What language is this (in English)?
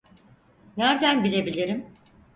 Turkish